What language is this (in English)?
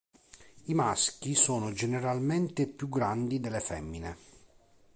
Italian